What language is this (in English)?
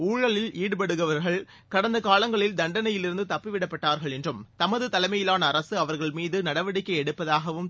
Tamil